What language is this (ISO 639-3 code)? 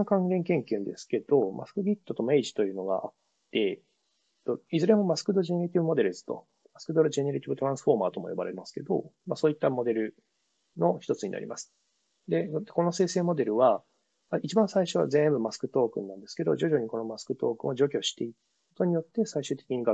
jpn